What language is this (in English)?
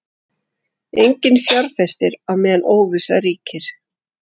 Icelandic